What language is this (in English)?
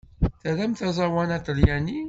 Kabyle